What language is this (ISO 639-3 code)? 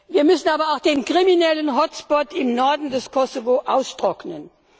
deu